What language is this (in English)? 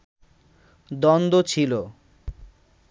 Bangla